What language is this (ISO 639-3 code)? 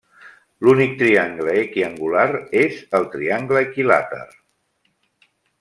cat